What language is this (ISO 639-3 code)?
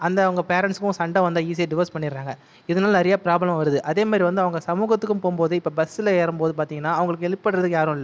tam